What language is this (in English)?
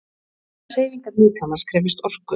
Icelandic